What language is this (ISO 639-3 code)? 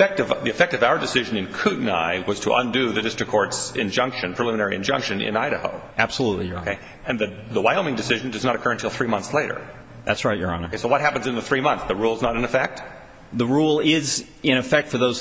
eng